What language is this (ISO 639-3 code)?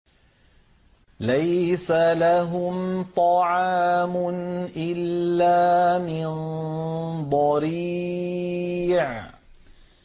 ara